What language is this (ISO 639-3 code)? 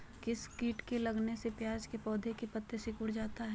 mag